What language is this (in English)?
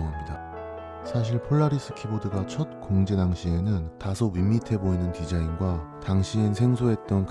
Korean